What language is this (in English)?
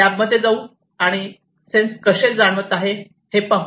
Marathi